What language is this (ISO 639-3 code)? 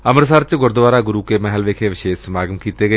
pan